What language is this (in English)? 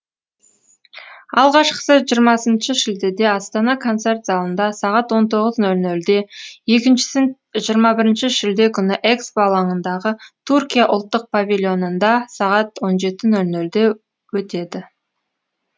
Kazakh